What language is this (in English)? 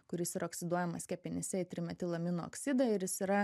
Lithuanian